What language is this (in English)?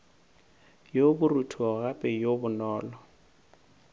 Northern Sotho